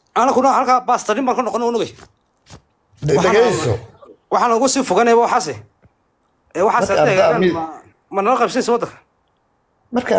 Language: Arabic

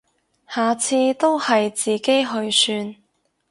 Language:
Cantonese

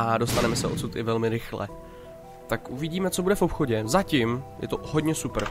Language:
Czech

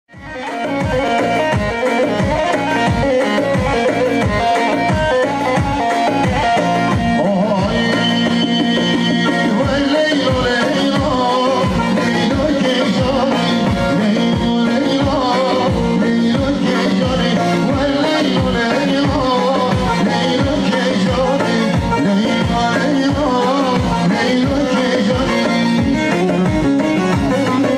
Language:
Arabic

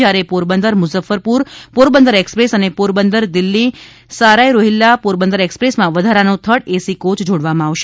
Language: Gujarati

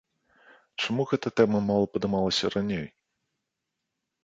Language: Belarusian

